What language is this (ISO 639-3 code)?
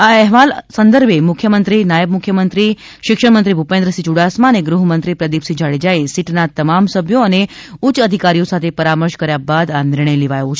guj